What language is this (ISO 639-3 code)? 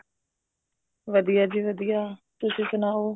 pan